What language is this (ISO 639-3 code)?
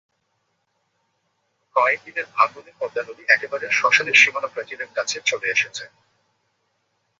ben